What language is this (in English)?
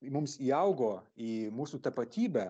Lithuanian